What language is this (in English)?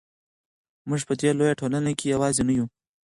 Pashto